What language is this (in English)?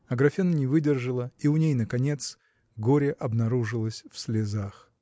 Russian